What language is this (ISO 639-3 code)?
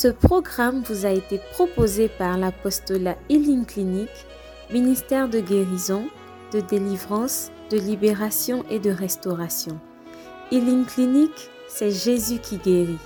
fra